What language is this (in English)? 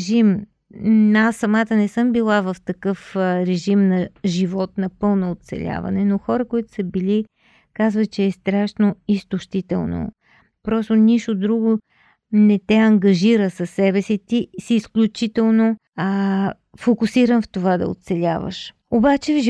Bulgarian